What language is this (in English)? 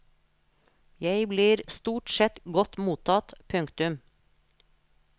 Norwegian